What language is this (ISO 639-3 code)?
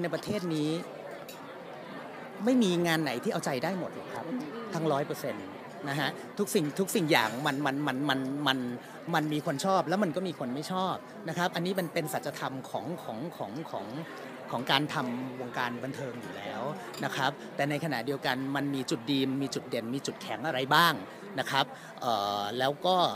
tha